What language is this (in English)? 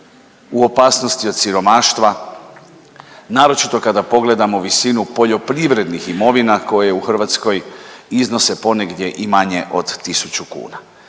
Croatian